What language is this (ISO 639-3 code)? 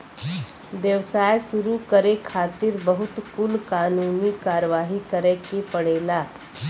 bho